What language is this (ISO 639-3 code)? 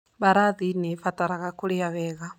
kik